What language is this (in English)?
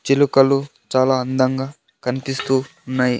Telugu